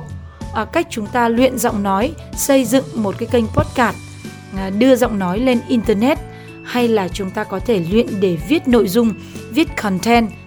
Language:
Vietnamese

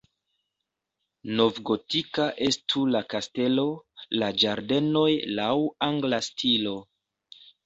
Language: Esperanto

